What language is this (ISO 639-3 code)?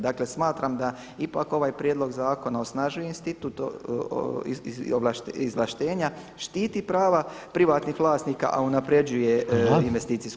hrv